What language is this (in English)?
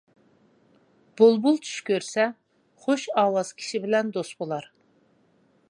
Uyghur